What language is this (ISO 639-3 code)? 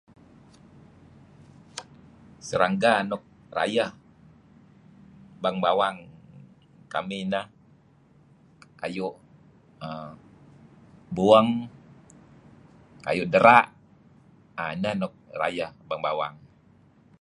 kzi